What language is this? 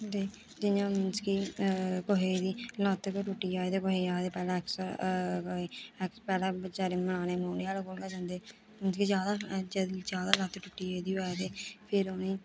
Dogri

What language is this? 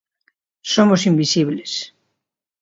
Galician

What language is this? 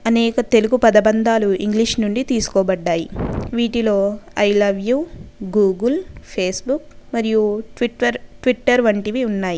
Telugu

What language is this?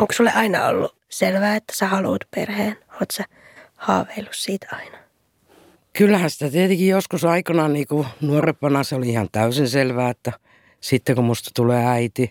Finnish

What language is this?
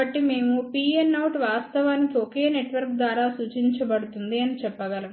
Telugu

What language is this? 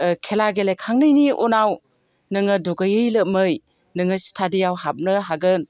Bodo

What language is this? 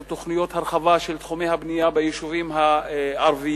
Hebrew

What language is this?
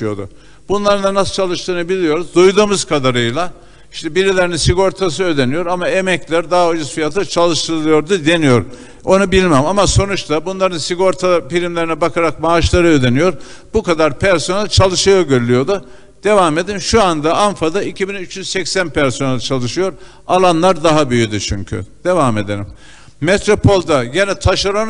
Turkish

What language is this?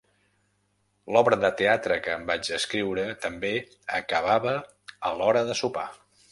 Catalan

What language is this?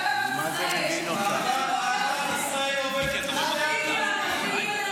Hebrew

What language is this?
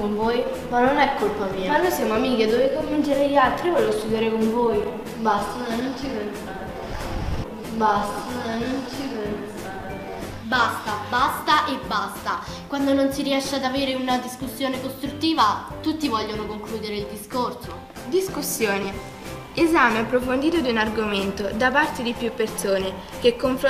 Italian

